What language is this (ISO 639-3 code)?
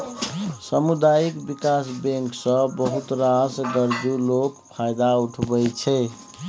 mai